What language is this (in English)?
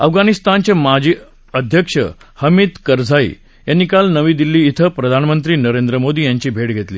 Marathi